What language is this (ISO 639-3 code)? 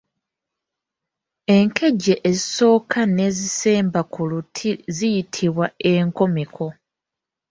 lug